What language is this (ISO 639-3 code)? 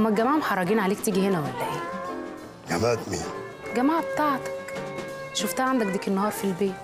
ara